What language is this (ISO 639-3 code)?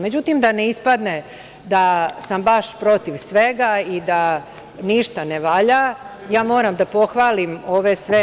srp